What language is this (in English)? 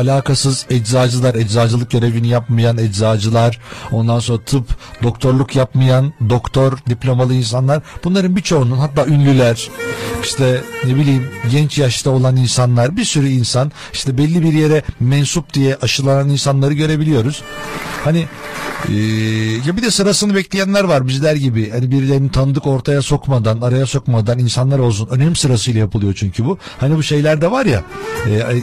Turkish